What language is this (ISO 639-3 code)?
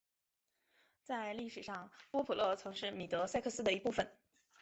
zho